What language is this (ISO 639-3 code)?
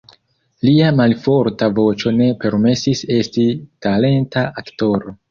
epo